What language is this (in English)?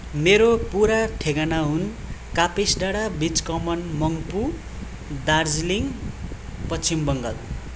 Nepali